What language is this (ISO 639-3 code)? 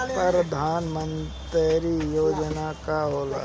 bho